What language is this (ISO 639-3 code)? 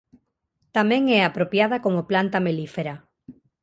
glg